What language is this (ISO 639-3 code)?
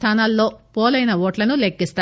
tel